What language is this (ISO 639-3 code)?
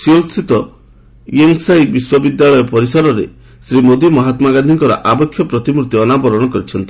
ori